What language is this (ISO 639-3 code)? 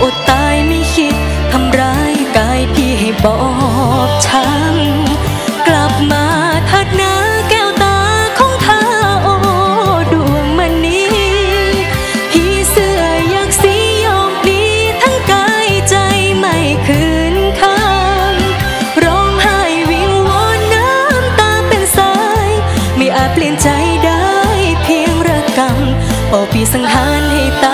tha